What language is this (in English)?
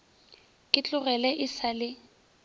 Northern Sotho